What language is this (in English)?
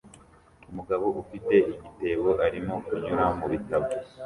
Kinyarwanda